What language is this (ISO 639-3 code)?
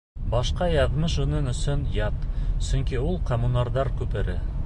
bak